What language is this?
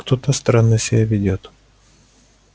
Russian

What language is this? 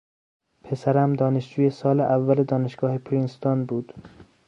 Persian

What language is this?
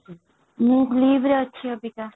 Odia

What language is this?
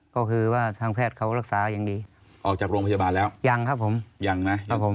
Thai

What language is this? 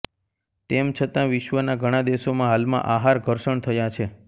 Gujarati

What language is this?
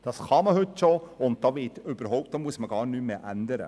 Swiss German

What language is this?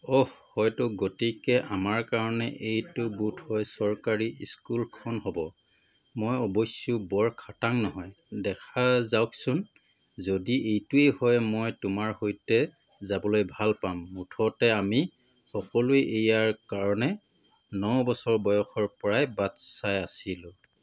Assamese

